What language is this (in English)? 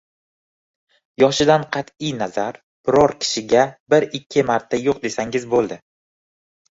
Uzbek